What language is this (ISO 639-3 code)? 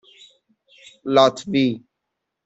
fas